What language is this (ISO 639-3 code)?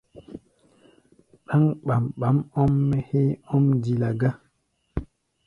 gba